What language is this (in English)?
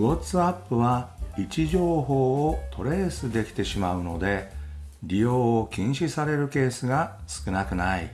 Japanese